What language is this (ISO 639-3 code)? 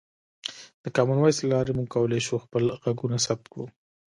pus